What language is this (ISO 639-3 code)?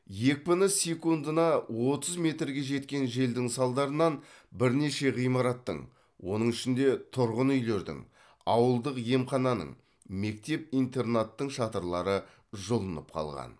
kaz